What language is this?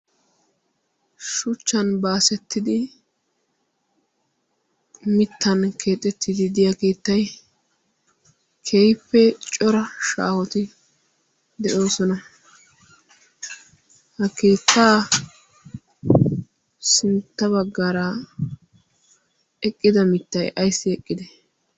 Wolaytta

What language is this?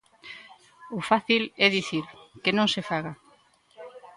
Galician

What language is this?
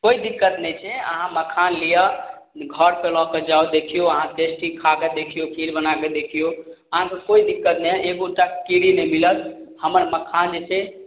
Maithili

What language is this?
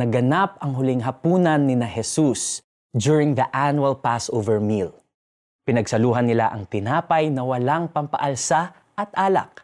Filipino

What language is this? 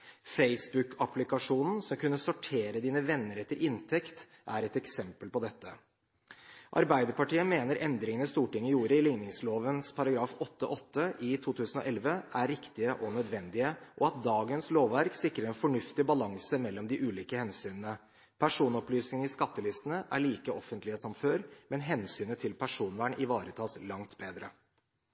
Norwegian Bokmål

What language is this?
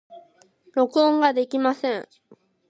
Japanese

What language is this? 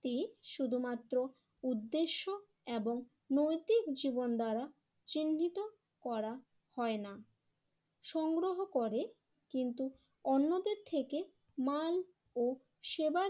Bangla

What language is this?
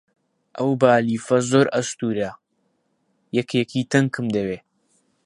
Central Kurdish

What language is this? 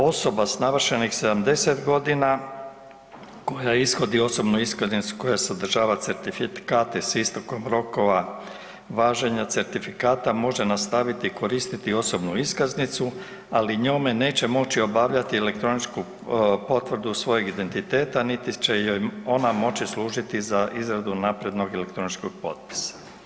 Croatian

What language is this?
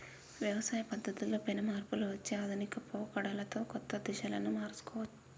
Telugu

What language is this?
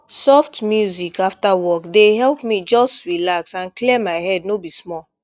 Nigerian Pidgin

